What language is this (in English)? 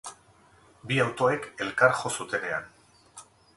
Basque